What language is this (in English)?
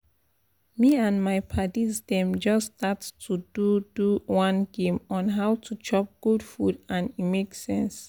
Nigerian Pidgin